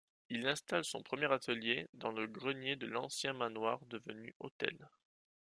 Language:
French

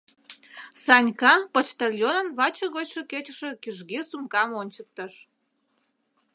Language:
Mari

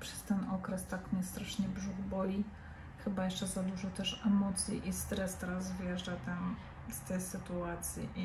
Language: Polish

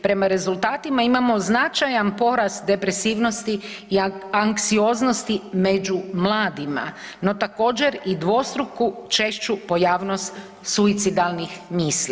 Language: Croatian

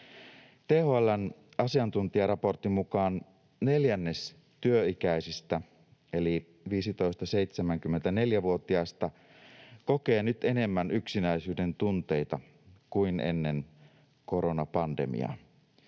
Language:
Finnish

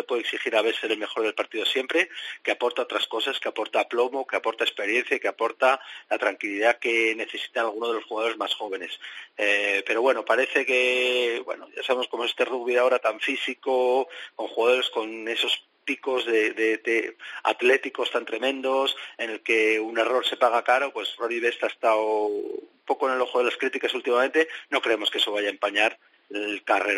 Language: Spanish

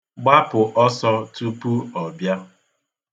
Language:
Igbo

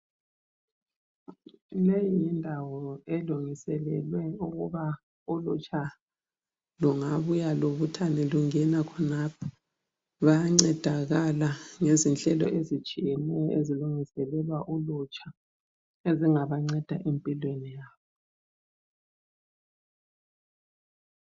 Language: North Ndebele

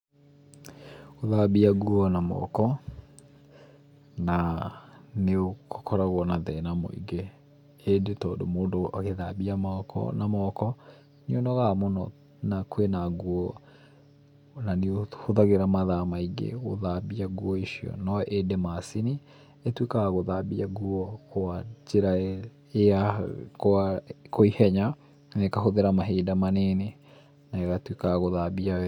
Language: Kikuyu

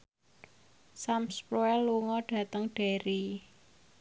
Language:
Javanese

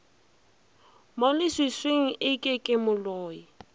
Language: Northern Sotho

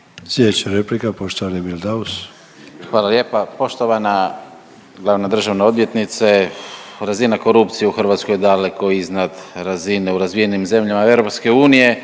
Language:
Croatian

